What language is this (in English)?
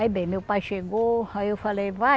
Portuguese